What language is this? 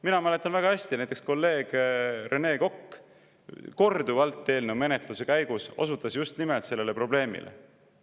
Estonian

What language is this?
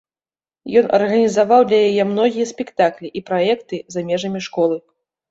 Belarusian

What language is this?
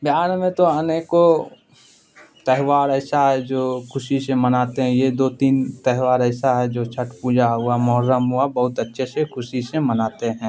Urdu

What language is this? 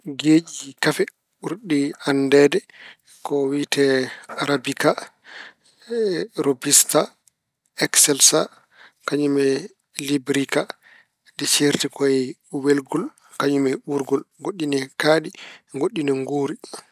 Fula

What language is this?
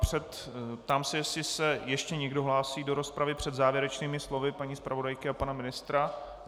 Czech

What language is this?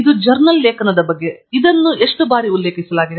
Kannada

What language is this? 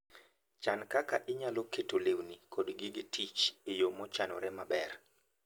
Luo (Kenya and Tanzania)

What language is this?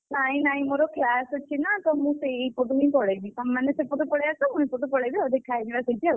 Odia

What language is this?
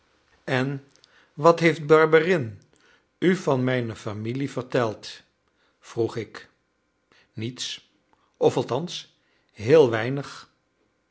Dutch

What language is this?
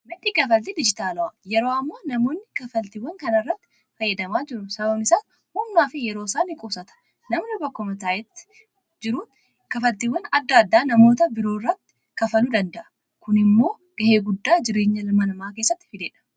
Oromo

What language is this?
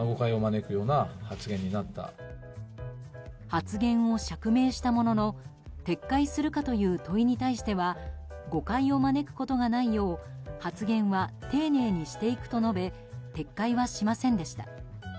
Japanese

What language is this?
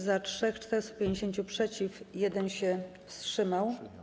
Polish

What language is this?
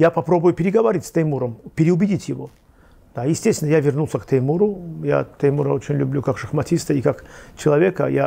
Russian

